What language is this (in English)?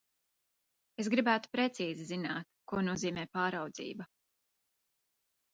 Latvian